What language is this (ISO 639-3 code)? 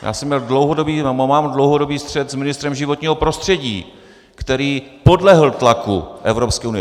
ces